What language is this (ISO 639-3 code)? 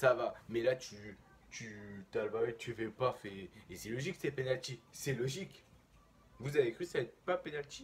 fra